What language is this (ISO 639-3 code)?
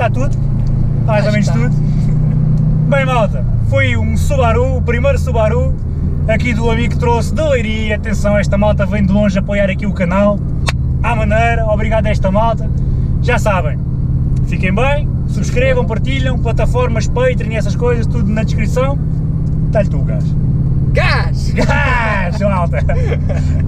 por